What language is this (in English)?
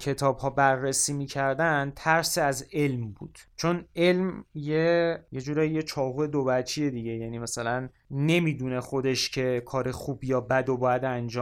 Persian